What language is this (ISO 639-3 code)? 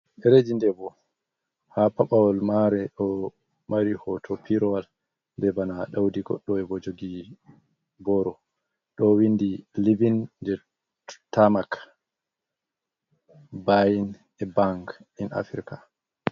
ful